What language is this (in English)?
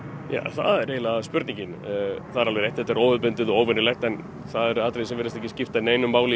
Icelandic